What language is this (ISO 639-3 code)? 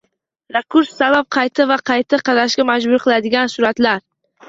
uzb